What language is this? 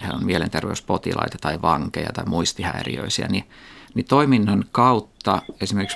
Finnish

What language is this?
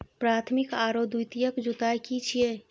Maithili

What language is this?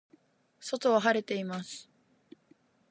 Japanese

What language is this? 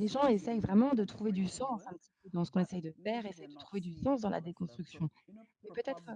French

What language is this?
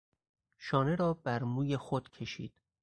Persian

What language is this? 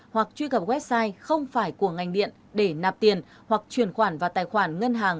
Vietnamese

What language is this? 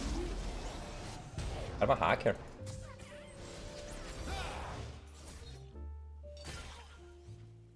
Portuguese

